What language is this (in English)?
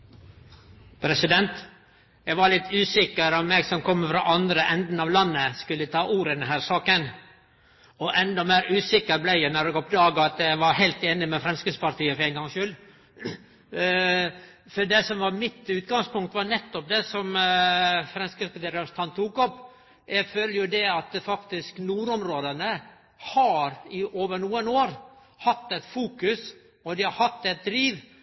Norwegian